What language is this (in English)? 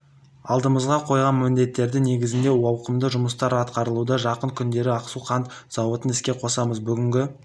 Kazakh